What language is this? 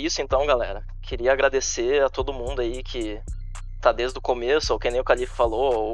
Portuguese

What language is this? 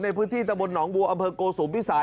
Thai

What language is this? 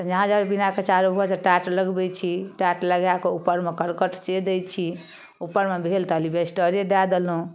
Maithili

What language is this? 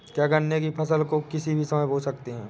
Hindi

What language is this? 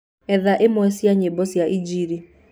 Kikuyu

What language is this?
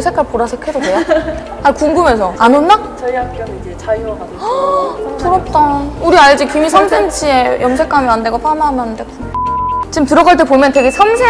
Korean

